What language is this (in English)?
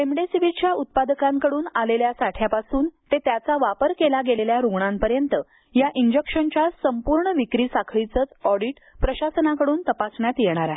Marathi